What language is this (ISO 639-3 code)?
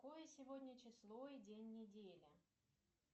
rus